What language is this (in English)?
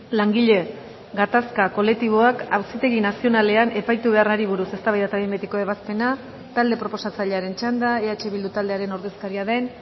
Basque